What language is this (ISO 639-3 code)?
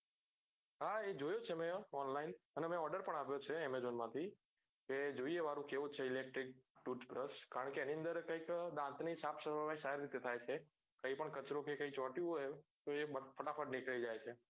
guj